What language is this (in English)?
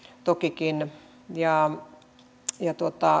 Finnish